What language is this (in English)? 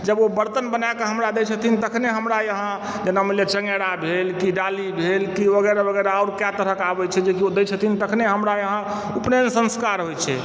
Maithili